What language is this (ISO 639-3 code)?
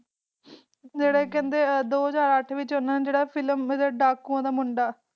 pan